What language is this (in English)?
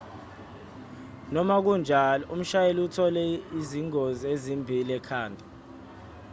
Zulu